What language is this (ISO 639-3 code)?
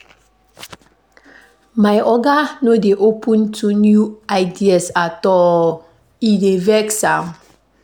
pcm